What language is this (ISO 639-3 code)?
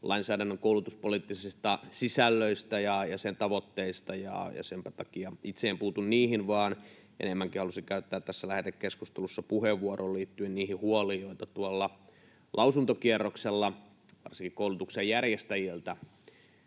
fin